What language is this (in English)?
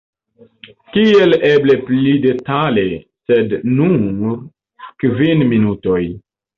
Esperanto